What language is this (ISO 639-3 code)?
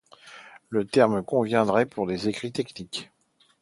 fra